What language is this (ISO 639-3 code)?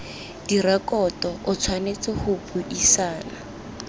tsn